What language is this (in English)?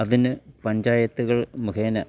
Malayalam